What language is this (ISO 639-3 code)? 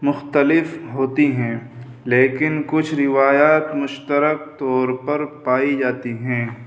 urd